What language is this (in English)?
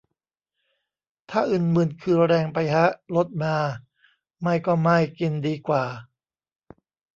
Thai